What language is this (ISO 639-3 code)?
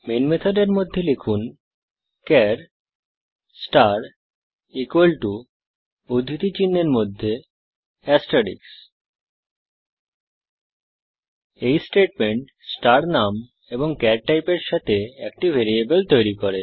ben